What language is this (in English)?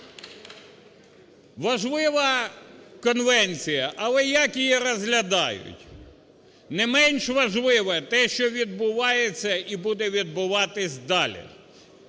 Ukrainian